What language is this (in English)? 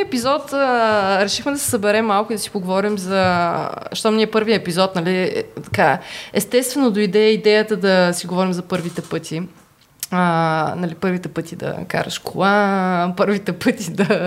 Bulgarian